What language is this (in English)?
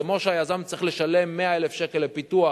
Hebrew